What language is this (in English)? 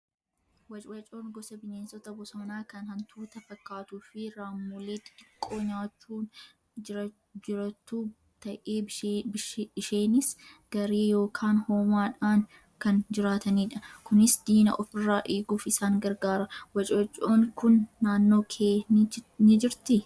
Oromo